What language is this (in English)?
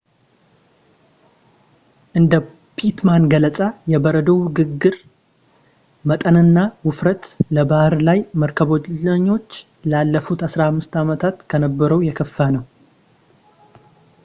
Amharic